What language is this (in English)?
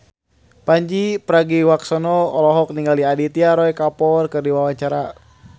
Sundanese